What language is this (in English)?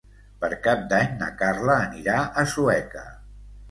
Catalan